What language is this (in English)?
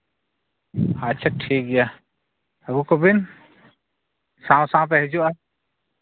Santali